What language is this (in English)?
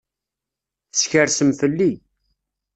Kabyle